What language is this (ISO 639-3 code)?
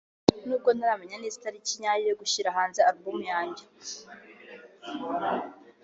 kin